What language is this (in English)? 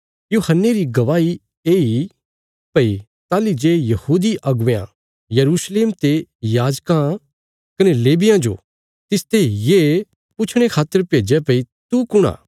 Bilaspuri